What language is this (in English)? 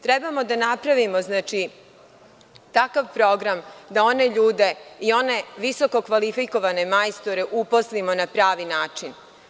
Serbian